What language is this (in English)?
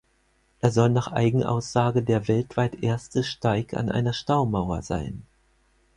German